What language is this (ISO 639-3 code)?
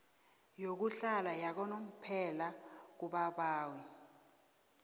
nbl